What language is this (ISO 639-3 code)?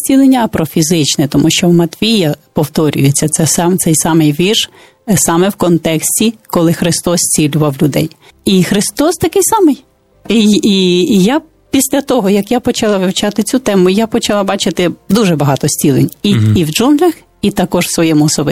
ukr